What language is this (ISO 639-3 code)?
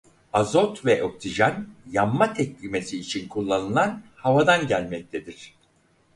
tur